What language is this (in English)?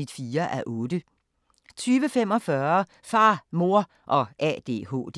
Danish